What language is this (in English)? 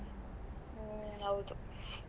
Kannada